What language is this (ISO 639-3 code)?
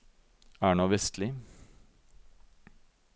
nor